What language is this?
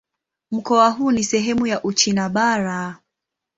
Swahili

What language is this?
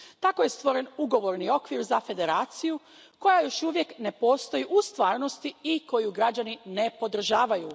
Croatian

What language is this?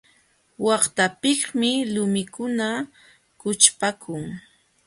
Jauja Wanca Quechua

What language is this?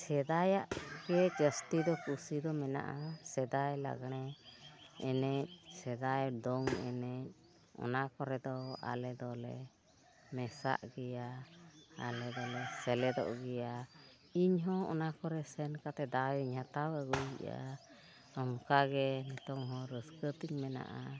Santali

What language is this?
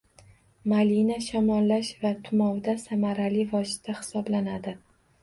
Uzbek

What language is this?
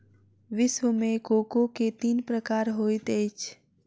Maithili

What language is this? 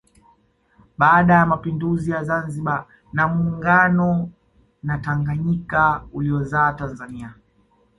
Swahili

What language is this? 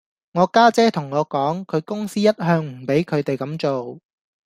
Cantonese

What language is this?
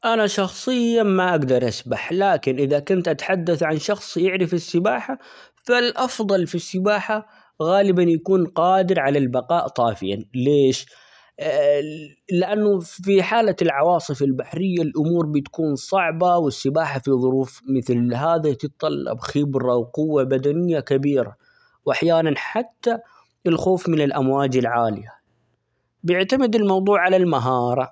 Omani Arabic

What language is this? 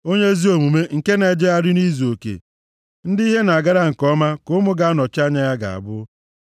Igbo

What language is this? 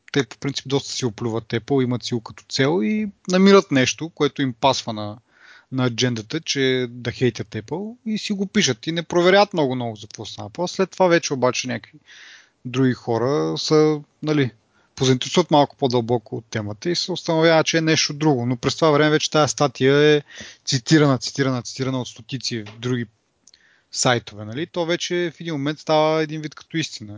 Bulgarian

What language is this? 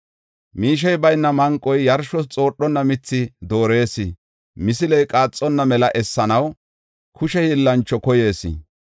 Gofa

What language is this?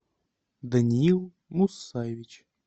Russian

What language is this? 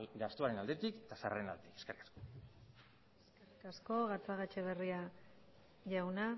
Basque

